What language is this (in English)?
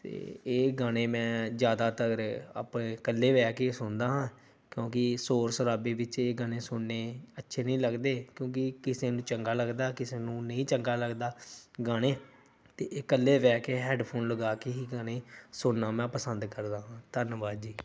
Punjabi